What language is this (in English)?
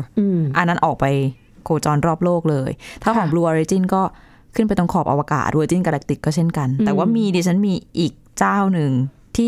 Thai